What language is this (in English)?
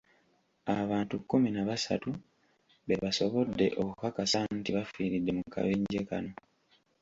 Ganda